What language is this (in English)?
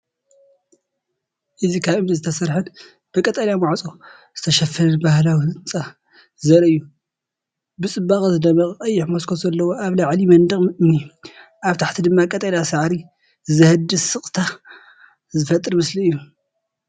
Tigrinya